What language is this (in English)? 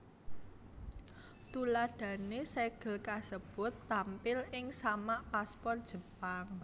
Javanese